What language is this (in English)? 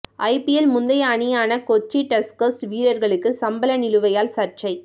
Tamil